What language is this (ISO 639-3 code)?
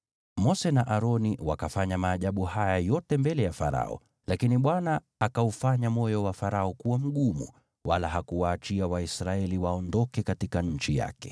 swa